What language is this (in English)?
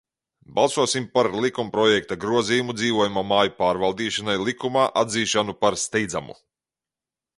Latvian